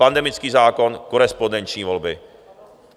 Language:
Czech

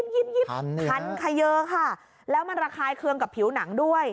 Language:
Thai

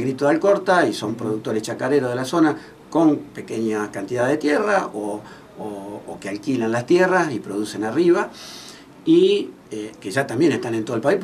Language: Spanish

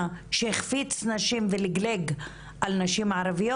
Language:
Hebrew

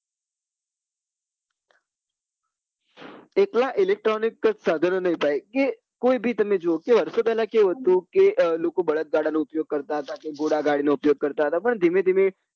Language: Gujarati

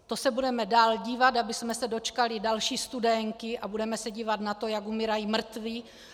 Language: Czech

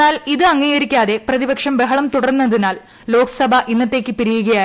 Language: Malayalam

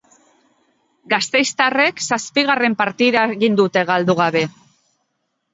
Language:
Basque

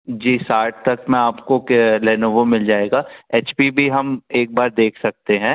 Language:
Hindi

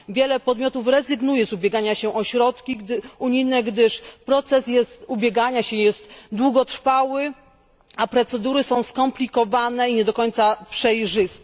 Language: Polish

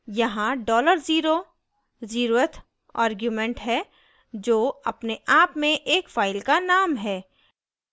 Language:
Hindi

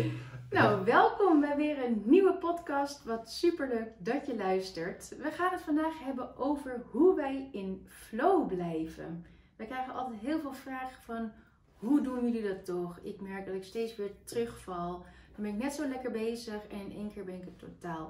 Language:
Dutch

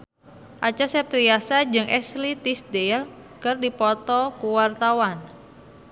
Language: Sundanese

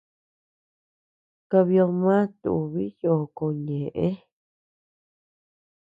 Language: Tepeuxila Cuicatec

